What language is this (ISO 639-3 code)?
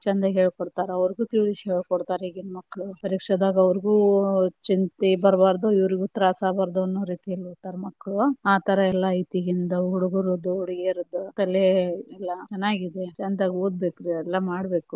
kan